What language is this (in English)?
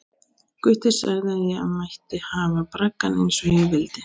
Icelandic